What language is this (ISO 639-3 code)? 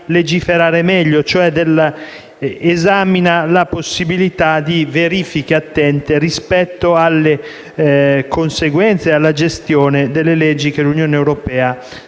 ita